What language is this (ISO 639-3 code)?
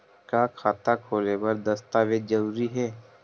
hne